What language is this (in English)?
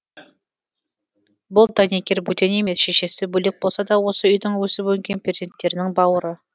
Kazakh